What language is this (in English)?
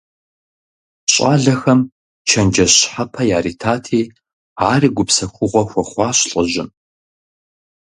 Kabardian